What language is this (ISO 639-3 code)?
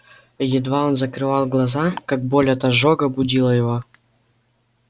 rus